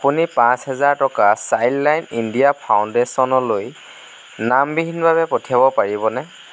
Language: Assamese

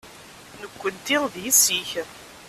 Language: Kabyle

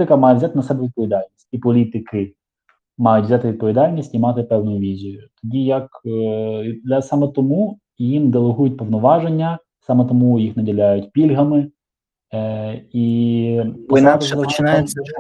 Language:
Ukrainian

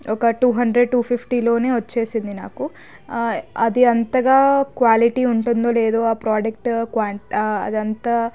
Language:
Telugu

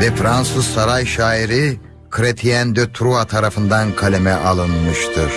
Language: Turkish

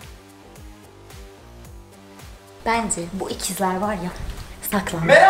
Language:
Turkish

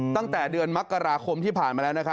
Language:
Thai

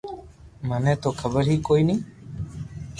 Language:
Loarki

